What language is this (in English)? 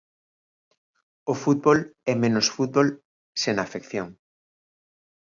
Galician